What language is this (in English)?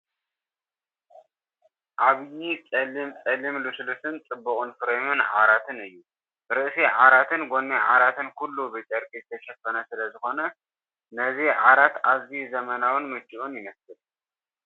Tigrinya